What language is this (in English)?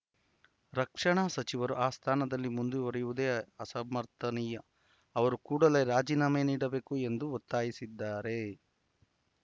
Kannada